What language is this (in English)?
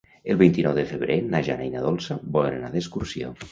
Catalan